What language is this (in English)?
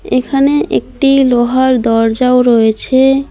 Bangla